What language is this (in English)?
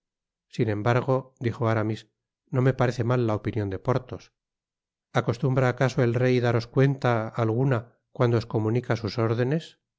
Spanish